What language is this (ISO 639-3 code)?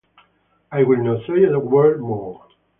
eng